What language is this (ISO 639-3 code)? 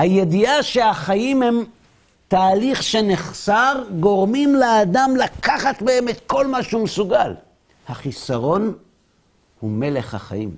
heb